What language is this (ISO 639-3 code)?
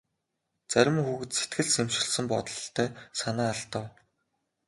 mon